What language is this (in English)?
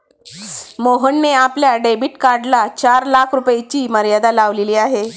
Marathi